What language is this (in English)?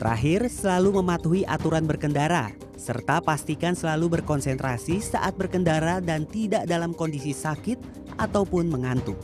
Indonesian